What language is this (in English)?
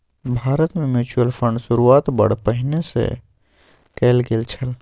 Maithili